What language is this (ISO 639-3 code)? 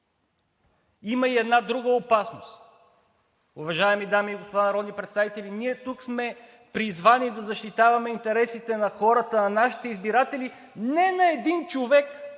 bul